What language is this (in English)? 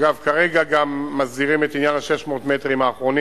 Hebrew